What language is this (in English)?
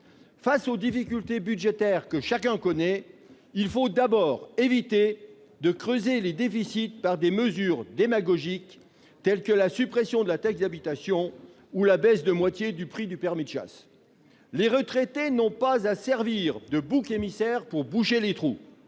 French